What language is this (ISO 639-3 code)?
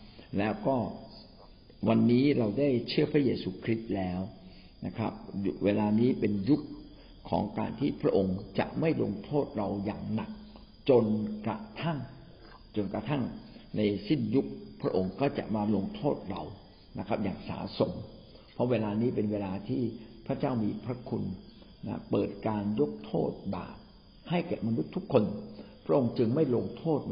tha